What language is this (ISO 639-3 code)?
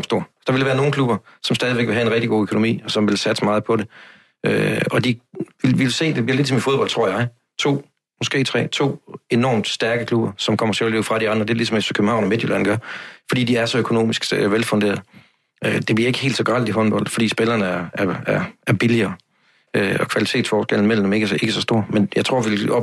dan